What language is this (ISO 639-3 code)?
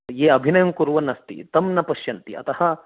san